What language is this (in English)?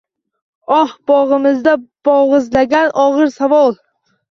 Uzbek